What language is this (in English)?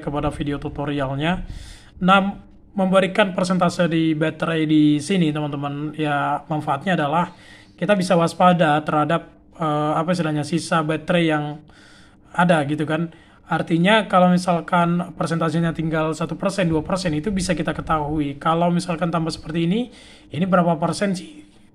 Indonesian